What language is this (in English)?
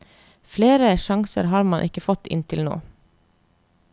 Norwegian